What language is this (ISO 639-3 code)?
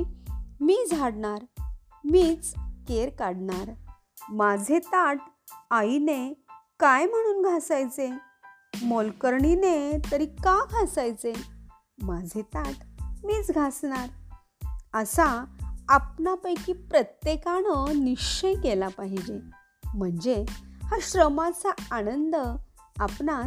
mar